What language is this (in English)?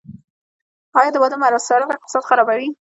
Pashto